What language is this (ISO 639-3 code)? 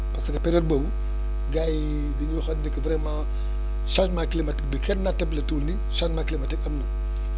wol